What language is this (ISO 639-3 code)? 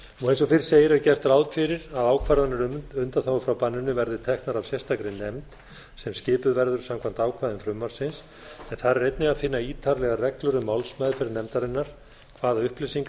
isl